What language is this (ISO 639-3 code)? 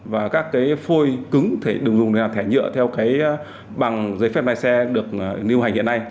vie